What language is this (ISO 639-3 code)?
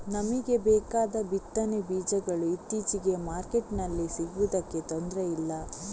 kan